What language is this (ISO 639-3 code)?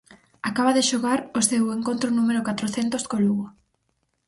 glg